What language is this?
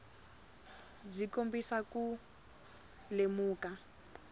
Tsonga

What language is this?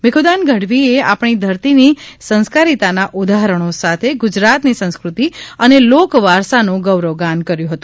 Gujarati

